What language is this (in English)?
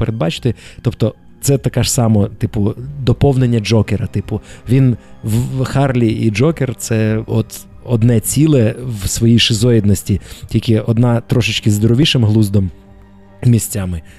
Ukrainian